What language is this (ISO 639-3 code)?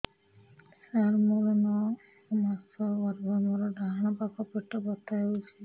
ori